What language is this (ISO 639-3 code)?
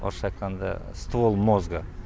kaz